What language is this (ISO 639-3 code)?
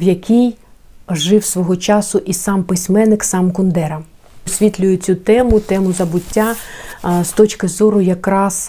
ukr